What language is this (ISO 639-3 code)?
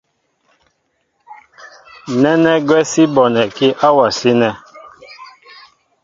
mbo